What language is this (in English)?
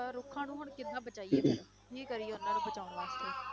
Punjabi